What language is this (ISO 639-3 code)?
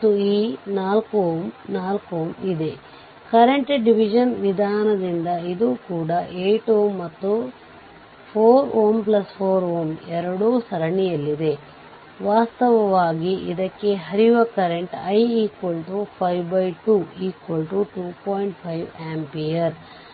kan